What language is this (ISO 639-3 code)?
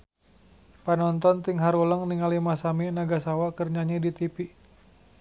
sun